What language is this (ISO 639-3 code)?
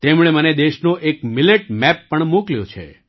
guj